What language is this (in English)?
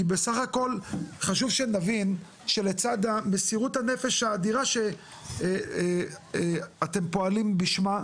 Hebrew